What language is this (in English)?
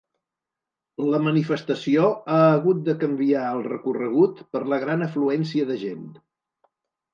Catalan